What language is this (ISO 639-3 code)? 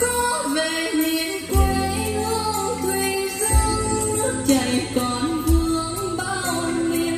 vie